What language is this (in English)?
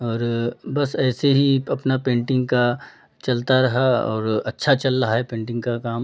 Hindi